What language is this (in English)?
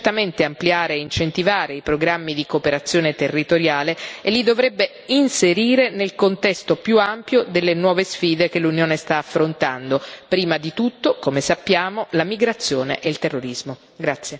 Italian